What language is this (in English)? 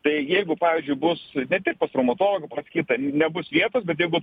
Lithuanian